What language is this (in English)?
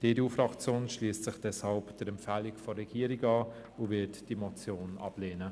Swiss German